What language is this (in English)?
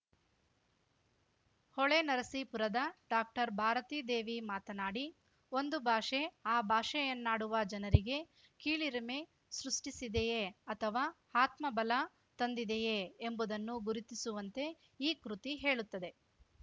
Kannada